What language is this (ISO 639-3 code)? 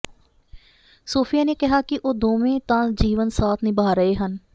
pan